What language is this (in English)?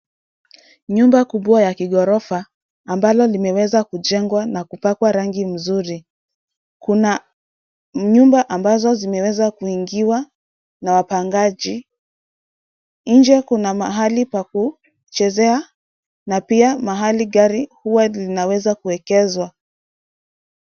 Swahili